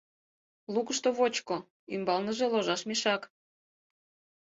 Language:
Mari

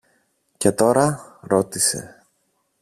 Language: Greek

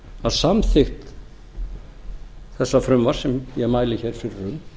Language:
Icelandic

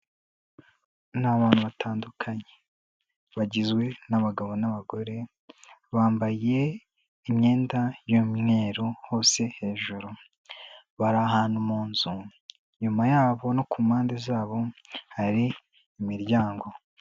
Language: Kinyarwanda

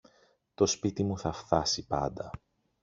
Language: Greek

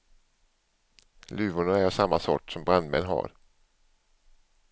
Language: Swedish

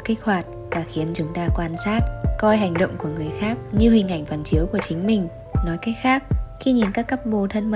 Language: Vietnamese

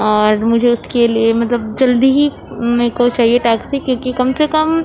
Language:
Urdu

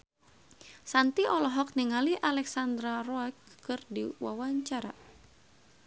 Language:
Sundanese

